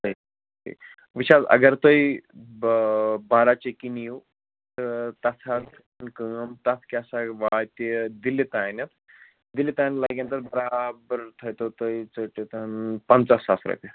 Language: Kashmiri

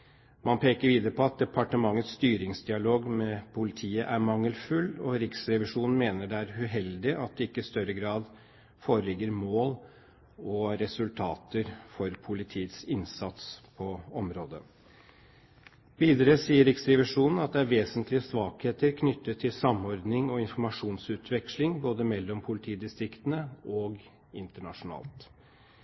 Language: Norwegian Bokmål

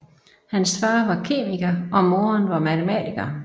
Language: Danish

